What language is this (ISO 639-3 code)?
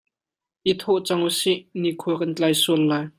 cnh